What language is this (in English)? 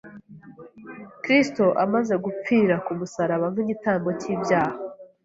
Kinyarwanda